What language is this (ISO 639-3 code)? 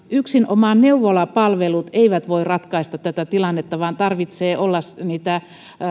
fin